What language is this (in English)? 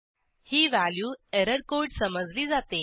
Marathi